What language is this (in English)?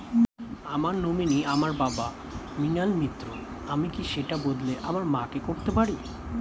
Bangla